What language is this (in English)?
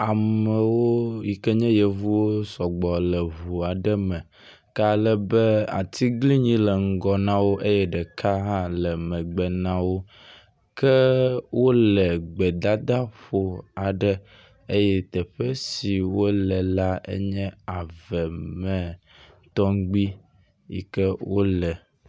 Ewe